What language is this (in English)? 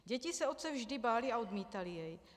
Czech